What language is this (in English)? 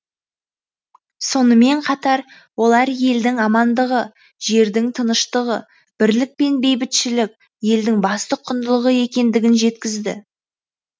Kazakh